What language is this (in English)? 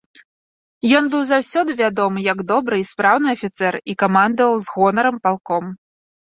Belarusian